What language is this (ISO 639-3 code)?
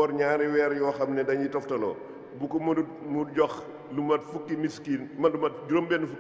nld